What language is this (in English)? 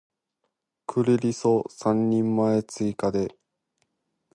Japanese